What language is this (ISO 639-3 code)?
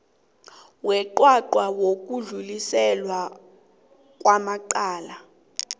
nbl